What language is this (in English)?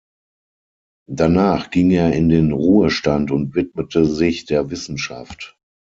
German